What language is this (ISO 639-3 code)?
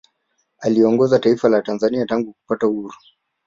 swa